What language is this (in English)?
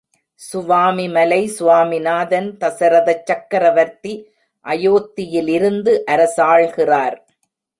Tamil